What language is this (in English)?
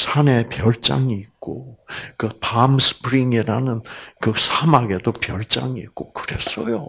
Korean